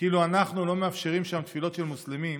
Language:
Hebrew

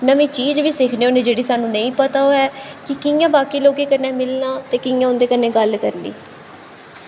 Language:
Dogri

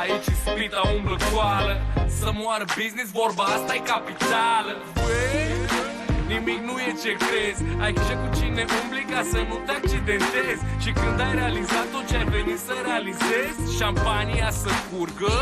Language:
Romanian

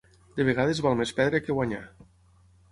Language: Catalan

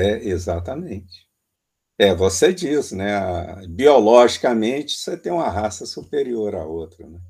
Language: Portuguese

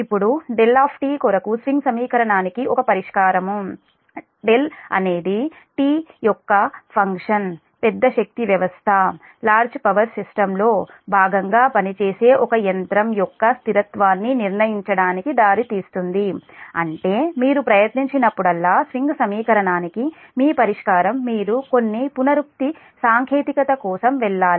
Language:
Telugu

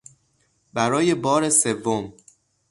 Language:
Persian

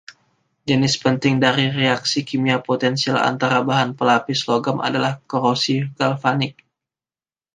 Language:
Indonesian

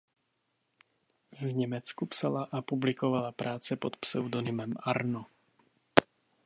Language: Czech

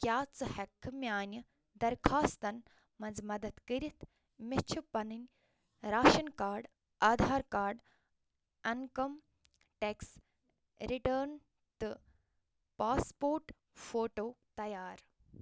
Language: Kashmiri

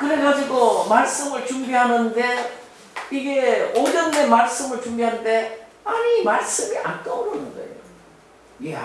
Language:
Korean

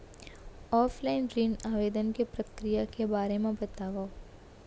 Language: Chhattisgarhi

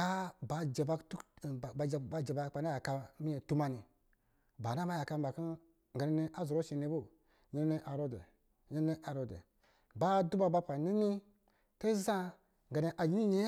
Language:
Lijili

